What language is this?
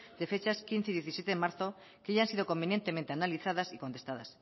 Spanish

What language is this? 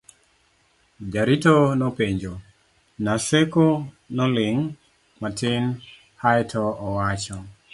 Luo (Kenya and Tanzania)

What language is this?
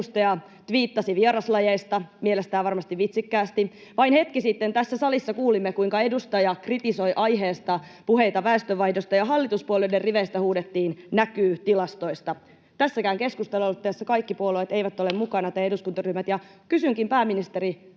Finnish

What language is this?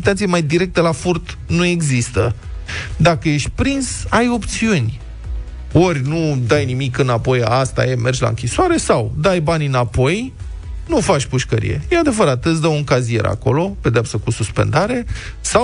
Romanian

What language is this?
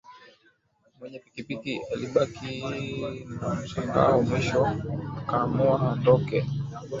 Swahili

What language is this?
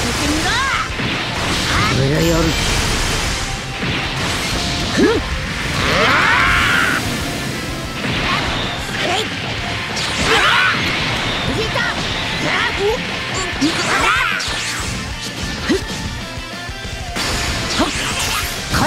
Japanese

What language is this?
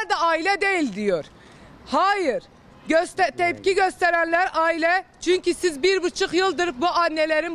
Turkish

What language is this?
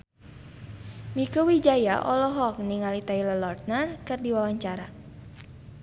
Sundanese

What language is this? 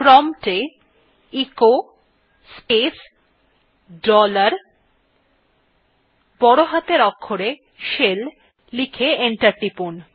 Bangla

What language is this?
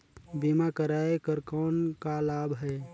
Chhattisgarhi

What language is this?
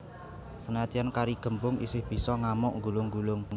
Javanese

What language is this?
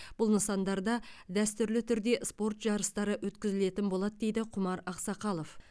Kazakh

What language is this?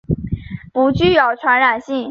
Chinese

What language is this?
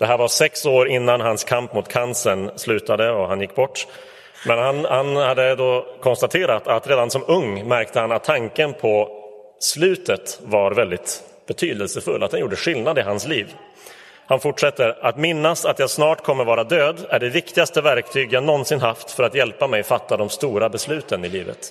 Swedish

